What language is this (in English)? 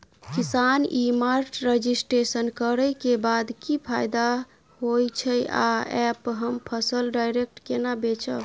Maithili